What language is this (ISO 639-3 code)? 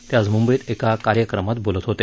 mar